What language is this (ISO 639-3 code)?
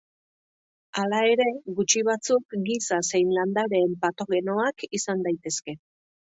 eus